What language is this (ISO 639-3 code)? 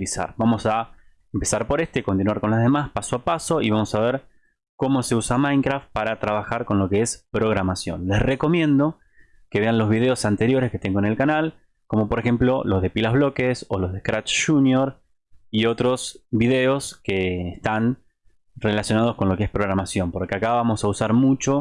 spa